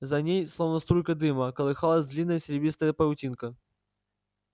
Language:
Russian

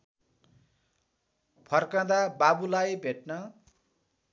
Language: Nepali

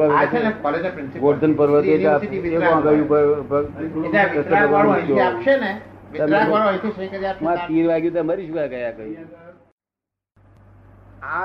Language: Gujarati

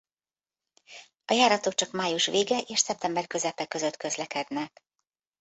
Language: Hungarian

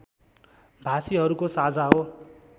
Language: Nepali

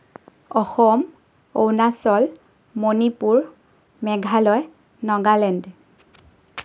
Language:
Assamese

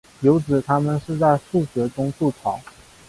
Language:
Chinese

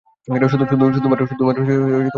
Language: Bangla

